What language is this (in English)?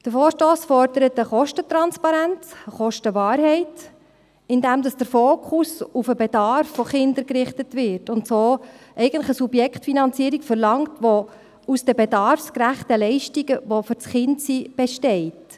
Swiss German